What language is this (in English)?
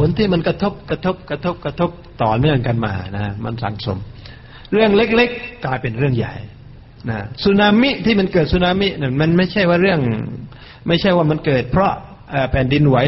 Thai